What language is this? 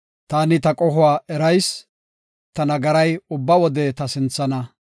Gofa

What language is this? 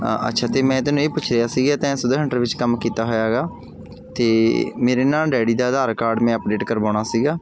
Punjabi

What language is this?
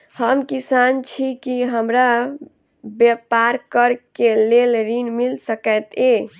Maithili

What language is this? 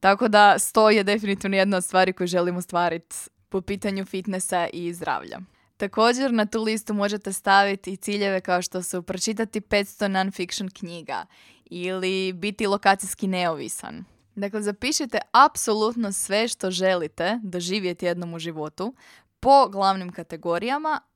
Croatian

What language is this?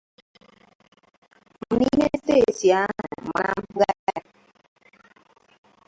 Igbo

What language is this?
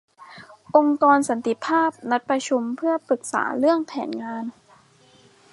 Thai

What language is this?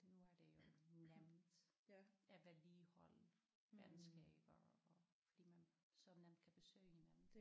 Danish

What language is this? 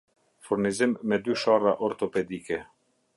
Albanian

